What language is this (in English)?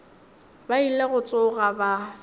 Northern Sotho